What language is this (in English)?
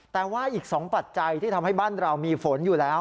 Thai